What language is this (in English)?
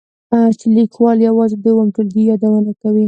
Pashto